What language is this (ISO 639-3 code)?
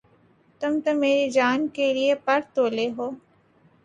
urd